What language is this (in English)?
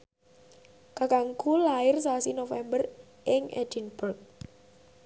Javanese